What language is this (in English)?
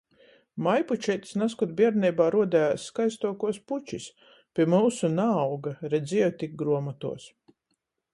Latgalian